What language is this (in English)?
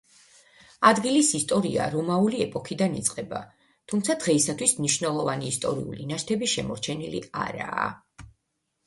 Georgian